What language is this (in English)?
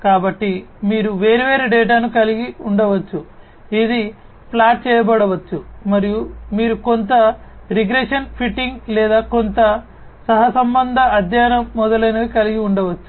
Telugu